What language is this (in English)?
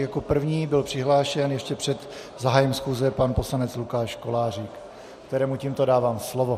Czech